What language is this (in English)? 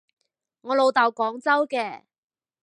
Cantonese